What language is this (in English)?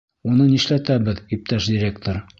Bashkir